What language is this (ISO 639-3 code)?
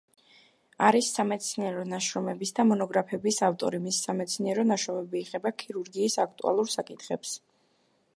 kat